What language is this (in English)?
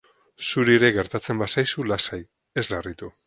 Basque